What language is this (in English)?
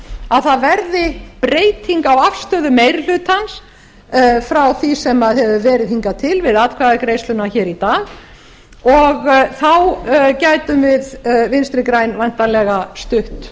Icelandic